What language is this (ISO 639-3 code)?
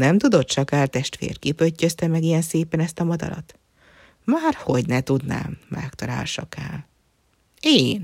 hun